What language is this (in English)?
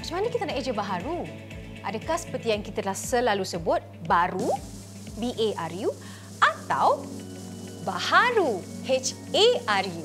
Malay